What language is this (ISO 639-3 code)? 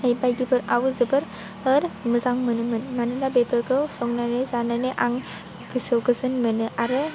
brx